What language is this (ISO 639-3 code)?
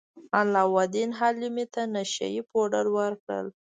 pus